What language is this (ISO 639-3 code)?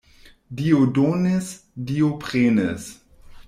epo